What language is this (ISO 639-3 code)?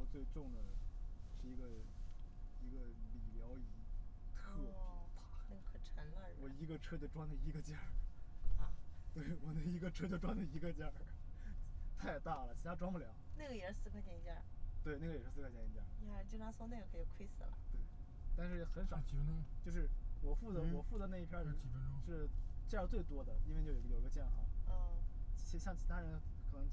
zho